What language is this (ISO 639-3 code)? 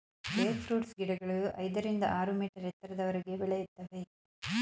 kan